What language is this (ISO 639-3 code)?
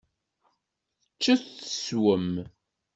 kab